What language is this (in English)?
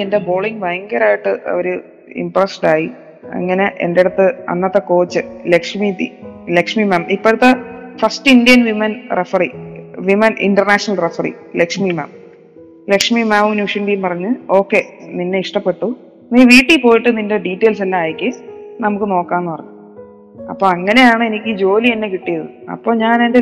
Malayalam